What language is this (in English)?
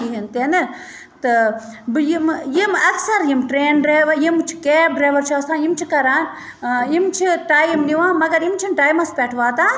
Kashmiri